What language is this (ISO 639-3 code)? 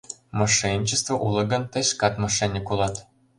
chm